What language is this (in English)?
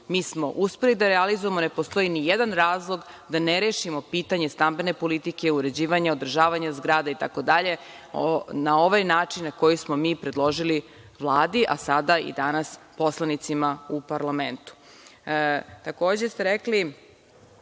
Serbian